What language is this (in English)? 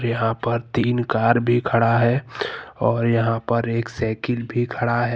Hindi